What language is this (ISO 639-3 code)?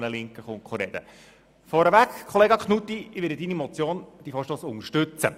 gsw